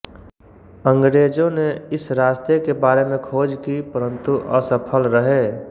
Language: Hindi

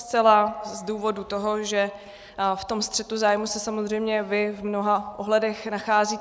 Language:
Czech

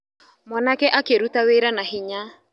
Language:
Kikuyu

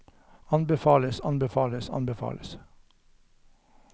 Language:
Norwegian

